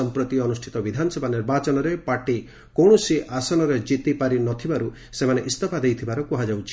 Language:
Odia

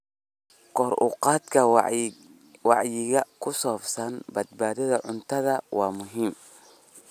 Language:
Somali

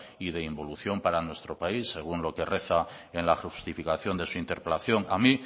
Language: Spanish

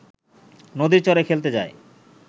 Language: Bangla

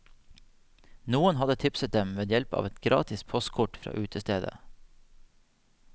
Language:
Norwegian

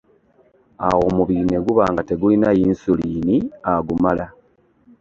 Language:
Ganda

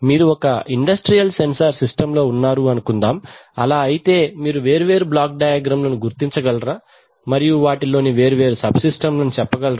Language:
Telugu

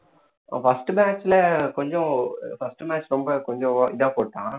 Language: Tamil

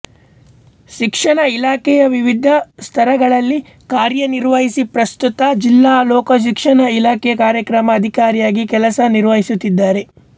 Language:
Kannada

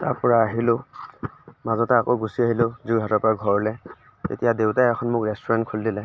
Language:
Assamese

